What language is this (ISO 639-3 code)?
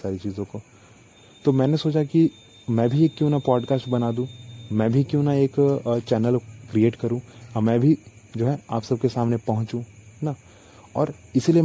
hin